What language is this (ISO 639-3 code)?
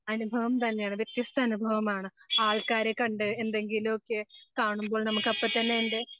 mal